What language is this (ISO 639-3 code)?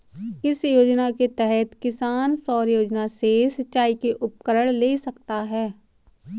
hin